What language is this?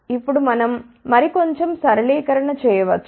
Telugu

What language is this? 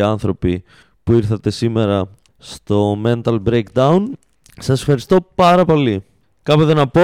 Greek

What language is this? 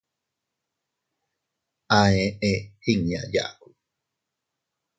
Teutila Cuicatec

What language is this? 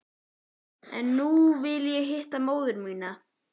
Icelandic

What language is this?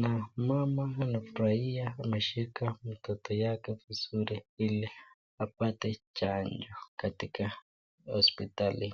Swahili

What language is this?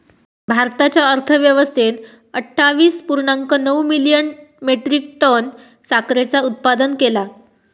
Marathi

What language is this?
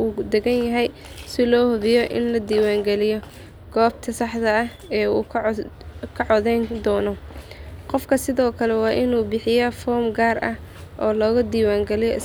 Somali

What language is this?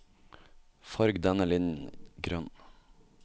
Norwegian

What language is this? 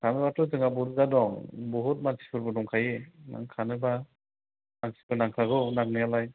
Bodo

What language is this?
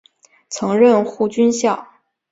Chinese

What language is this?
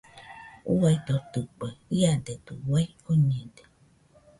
Nüpode Huitoto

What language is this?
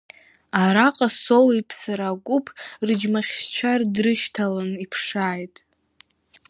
Abkhazian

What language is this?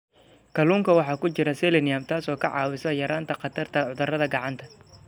Somali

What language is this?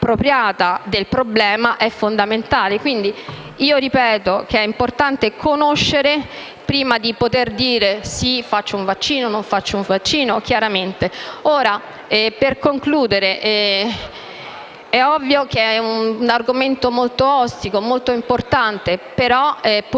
Italian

